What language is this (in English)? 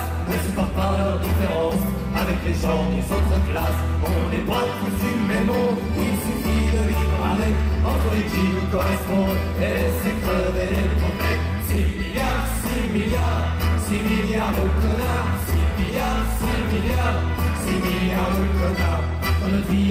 Czech